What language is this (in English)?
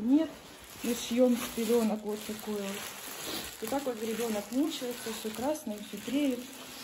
Russian